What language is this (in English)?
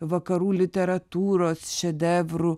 Lithuanian